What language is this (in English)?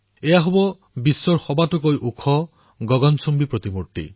Assamese